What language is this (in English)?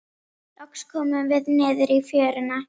Icelandic